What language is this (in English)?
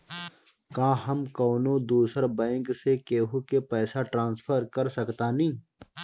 Bhojpuri